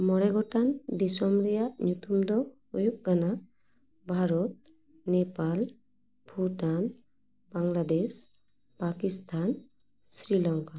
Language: Santali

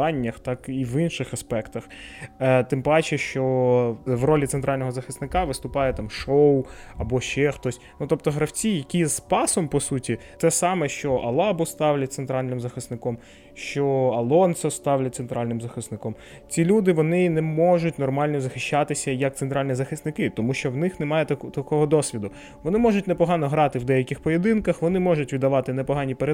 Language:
Ukrainian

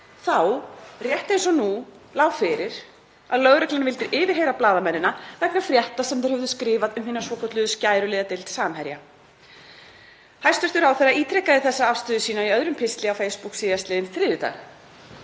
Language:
Icelandic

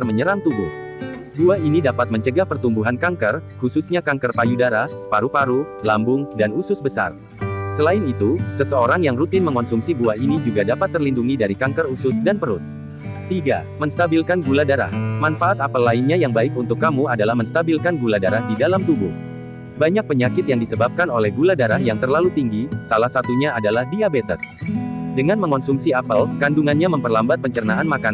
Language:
Indonesian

